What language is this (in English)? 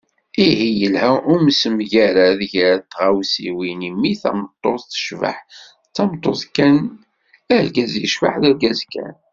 Kabyle